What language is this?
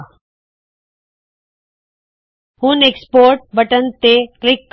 Punjabi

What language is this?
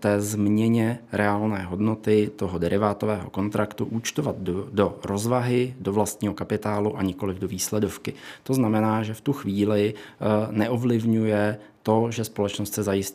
Czech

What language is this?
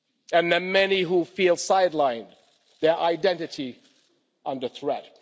English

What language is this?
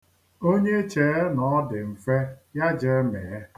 Igbo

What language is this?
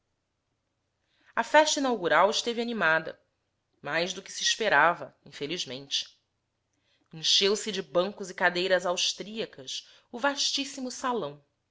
Portuguese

